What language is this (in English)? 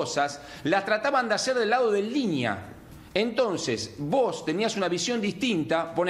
Spanish